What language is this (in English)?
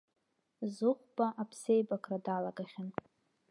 Abkhazian